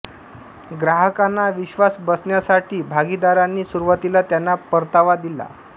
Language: Marathi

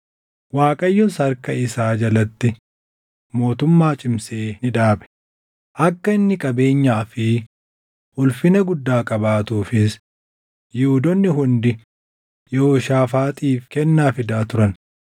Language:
Oromo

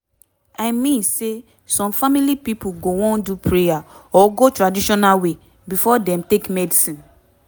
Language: Nigerian Pidgin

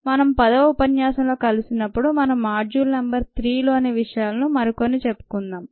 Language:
Telugu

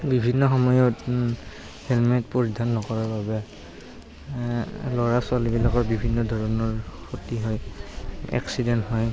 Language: Assamese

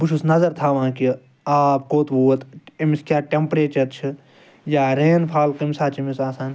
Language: Kashmiri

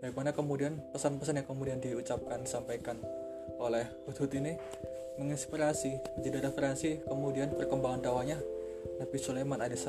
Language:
Indonesian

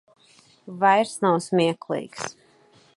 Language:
Latvian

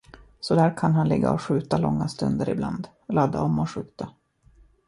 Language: Swedish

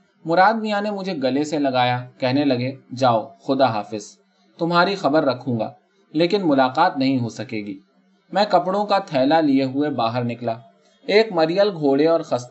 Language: Urdu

